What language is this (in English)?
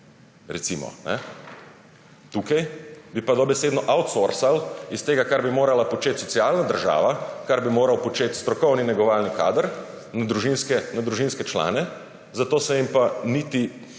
Slovenian